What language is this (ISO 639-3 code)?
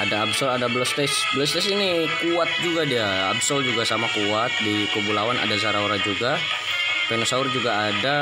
ind